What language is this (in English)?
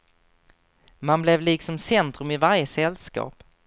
Swedish